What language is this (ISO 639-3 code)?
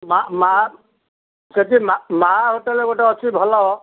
ori